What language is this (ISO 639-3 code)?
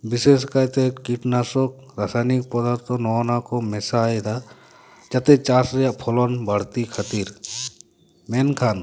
sat